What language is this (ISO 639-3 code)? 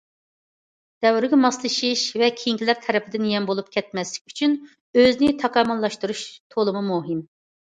uig